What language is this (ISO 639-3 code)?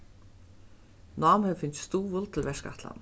fao